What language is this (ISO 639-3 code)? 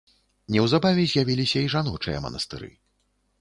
bel